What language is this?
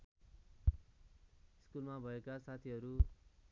Nepali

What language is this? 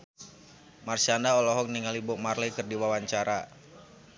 Sundanese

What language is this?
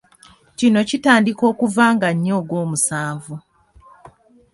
Ganda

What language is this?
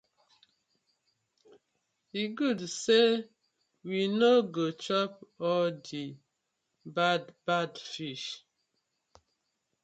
Nigerian Pidgin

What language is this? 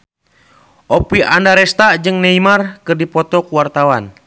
Sundanese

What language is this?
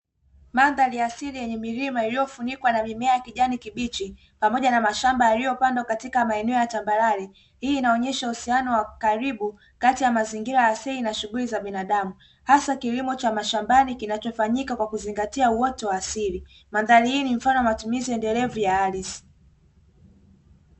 Swahili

